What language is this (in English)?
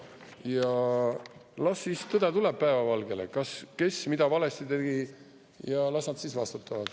Estonian